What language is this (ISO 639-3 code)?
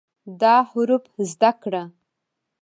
pus